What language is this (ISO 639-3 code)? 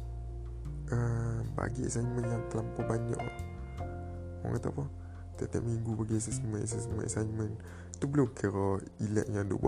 msa